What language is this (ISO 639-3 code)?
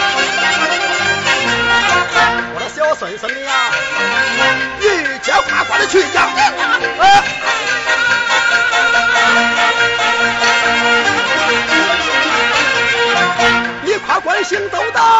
zho